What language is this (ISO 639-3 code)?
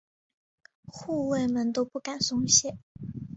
zho